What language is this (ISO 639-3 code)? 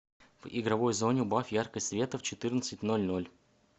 rus